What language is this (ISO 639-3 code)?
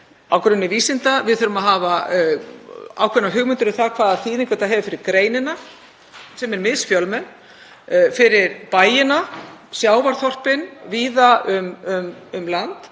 isl